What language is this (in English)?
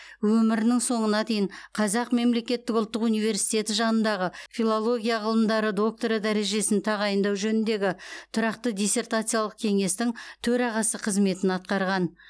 Kazakh